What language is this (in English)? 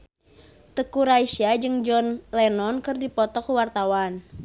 Sundanese